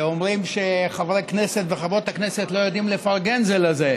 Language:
Hebrew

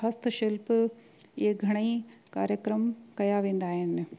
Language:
Sindhi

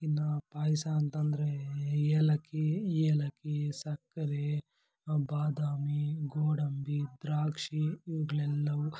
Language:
Kannada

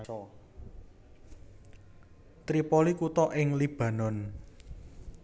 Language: Javanese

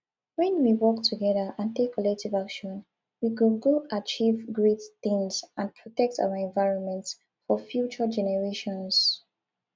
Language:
Nigerian Pidgin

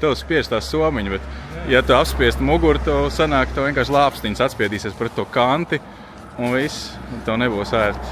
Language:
Latvian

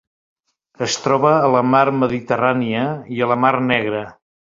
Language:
Catalan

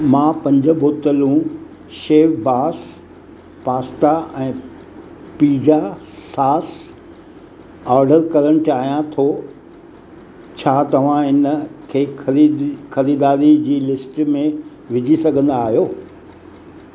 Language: Sindhi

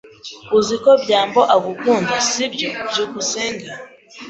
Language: Kinyarwanda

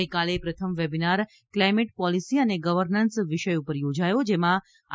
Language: Gujarati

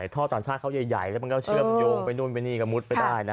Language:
Thai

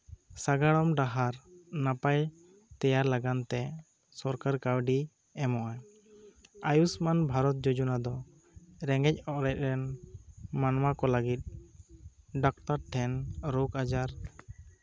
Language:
Santali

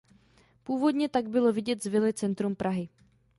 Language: Czech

